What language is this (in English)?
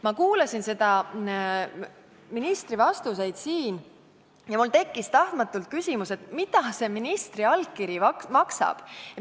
Estonian